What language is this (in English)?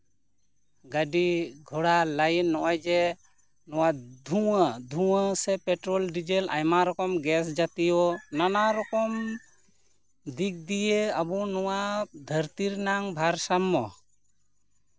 Santali